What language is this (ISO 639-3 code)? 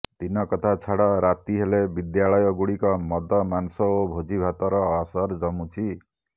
ori